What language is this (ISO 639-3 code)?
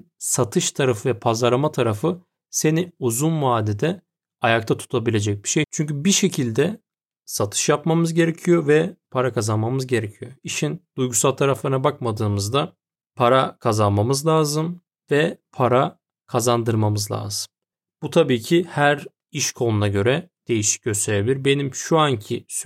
tur